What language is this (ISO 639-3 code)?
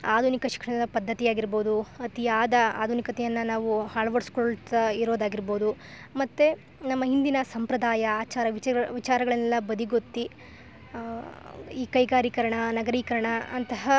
kan